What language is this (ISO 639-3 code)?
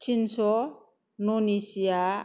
brx